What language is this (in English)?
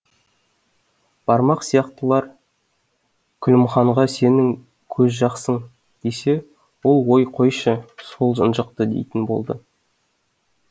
Kazakh